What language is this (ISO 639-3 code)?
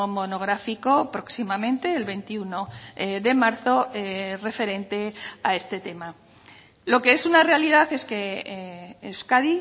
spa